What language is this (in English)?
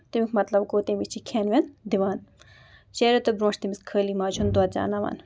Kashmiri